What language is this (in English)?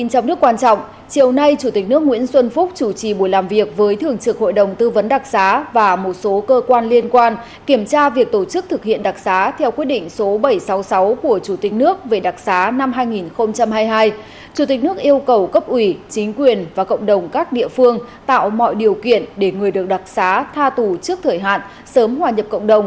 Vietnamese